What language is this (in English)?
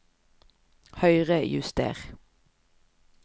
Norwegian